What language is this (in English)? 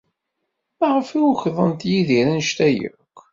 Kabyle